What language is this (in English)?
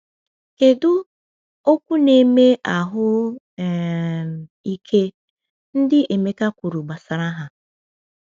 Igbo